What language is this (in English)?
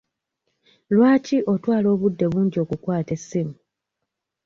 Ganda